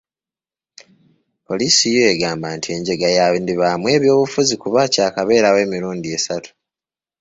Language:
Ganda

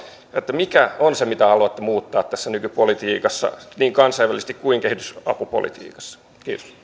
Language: Finnish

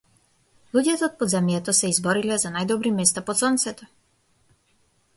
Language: Macedonian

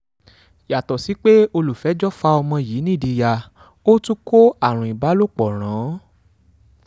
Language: Yoruba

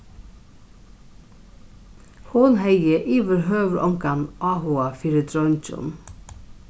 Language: Faroese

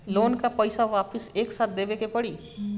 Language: Bhojpuri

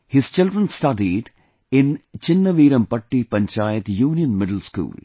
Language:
English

